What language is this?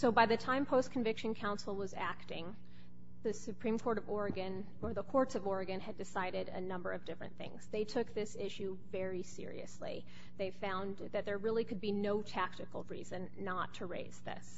English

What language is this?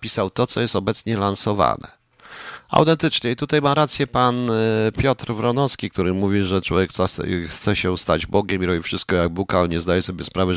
Polish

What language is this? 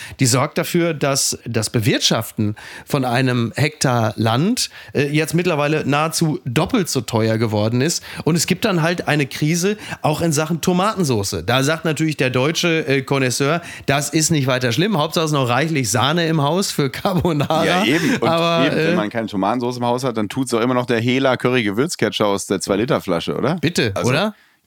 German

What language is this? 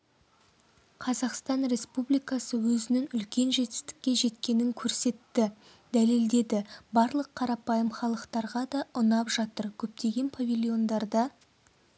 Kazakh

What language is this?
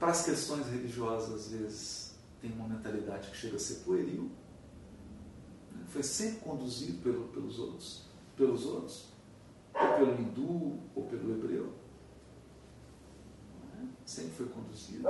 Portuguese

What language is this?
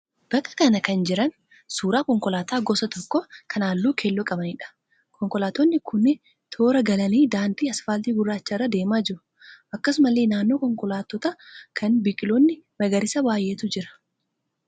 Oromo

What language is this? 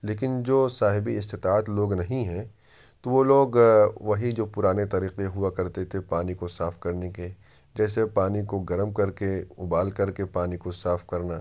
Urdu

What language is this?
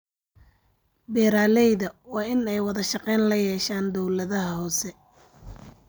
Somali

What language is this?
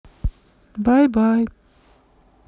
Russian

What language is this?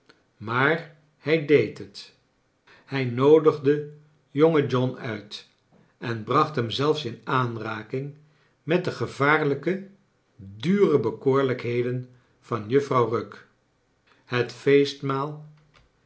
Dutch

